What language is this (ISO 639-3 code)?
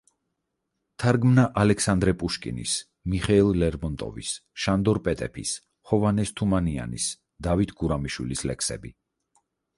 kat